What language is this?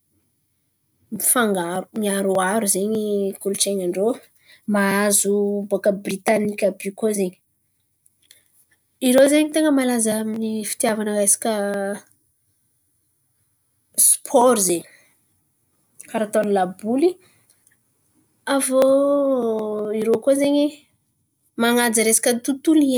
Antankarana Malagasy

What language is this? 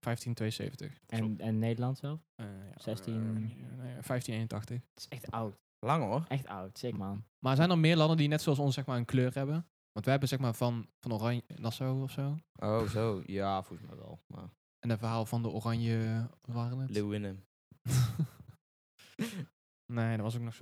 Dutch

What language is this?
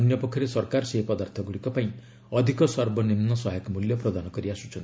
Odia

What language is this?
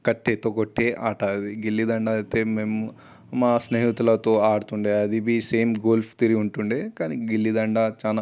Telugu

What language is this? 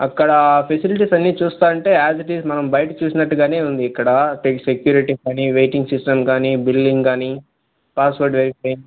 Telugu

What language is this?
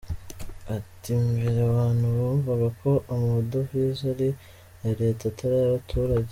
Kinyarwanda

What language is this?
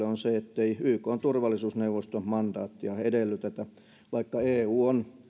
Finnish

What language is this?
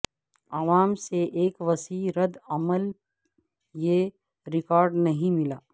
Urdu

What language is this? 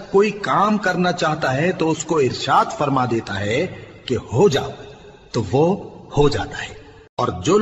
Urdu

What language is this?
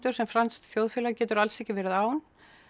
Icelandic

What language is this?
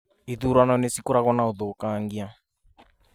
Kikuyu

